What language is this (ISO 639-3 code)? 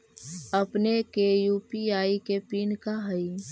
mag